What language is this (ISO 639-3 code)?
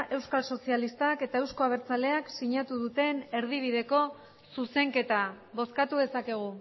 eus